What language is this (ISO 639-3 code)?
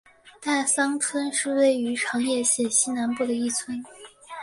zho